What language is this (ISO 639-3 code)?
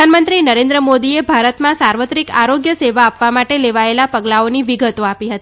guj